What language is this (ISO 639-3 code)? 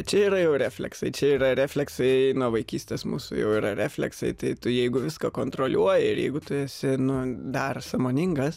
lit